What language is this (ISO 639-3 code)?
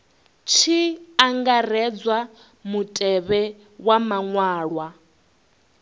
ven